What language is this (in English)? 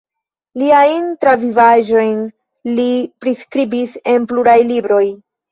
Esperanto